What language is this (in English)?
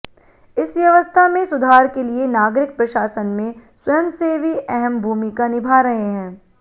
Hindi